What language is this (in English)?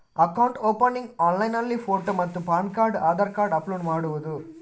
Kannada